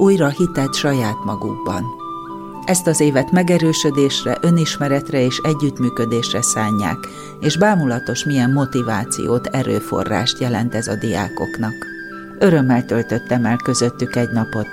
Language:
Hungarian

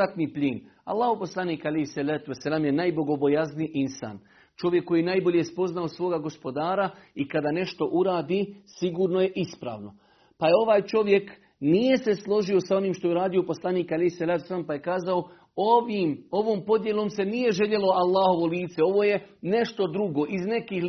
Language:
Croatian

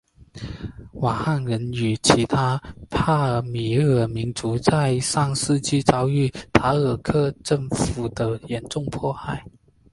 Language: Chinese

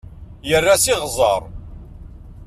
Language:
Kabyle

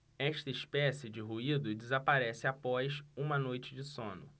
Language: Portuguese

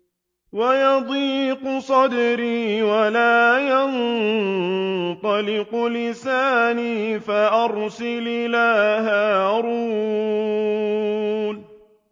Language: Arabic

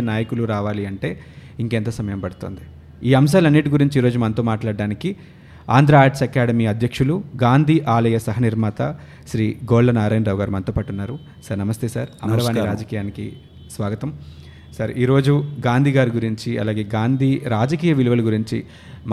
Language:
Telugu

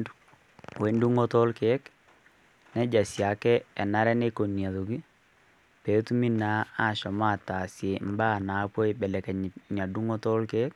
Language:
Masai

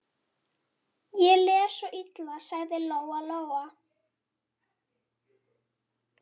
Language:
Icelandic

